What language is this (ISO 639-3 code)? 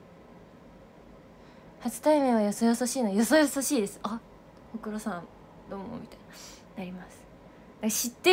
jpn